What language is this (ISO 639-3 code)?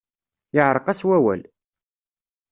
kab